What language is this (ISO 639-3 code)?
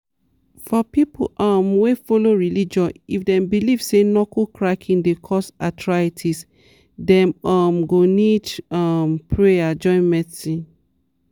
pcm